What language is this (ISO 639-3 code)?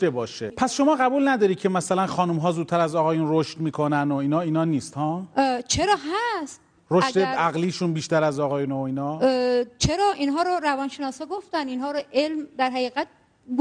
fas